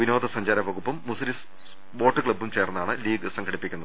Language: Malayalam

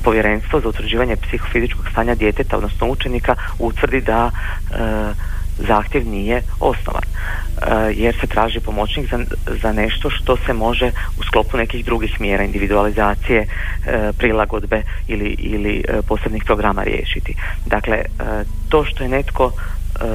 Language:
Croatian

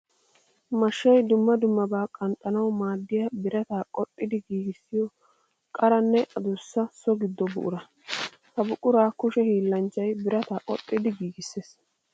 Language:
Wolaytta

